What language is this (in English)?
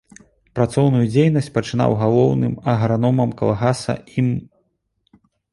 Belarusian